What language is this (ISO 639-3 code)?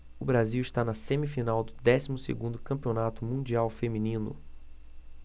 por